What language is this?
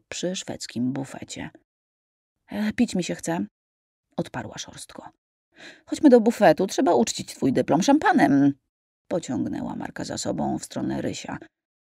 Polish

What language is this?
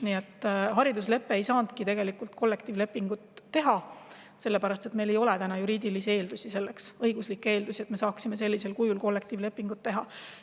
Estonian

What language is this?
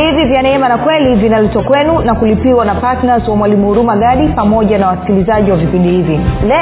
Swahili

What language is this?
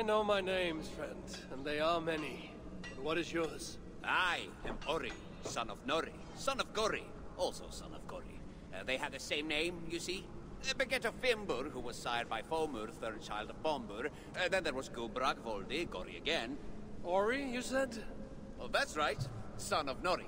Polish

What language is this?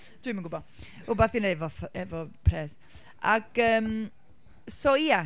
Welsh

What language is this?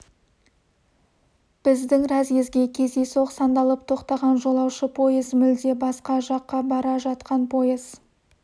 Kazakh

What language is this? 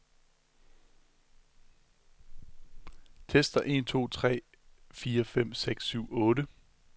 Danish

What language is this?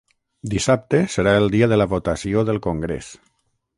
Catalan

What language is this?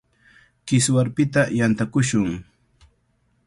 Cajatambo North Lima Quechua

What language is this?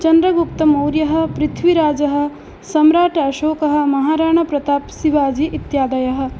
Sanskrit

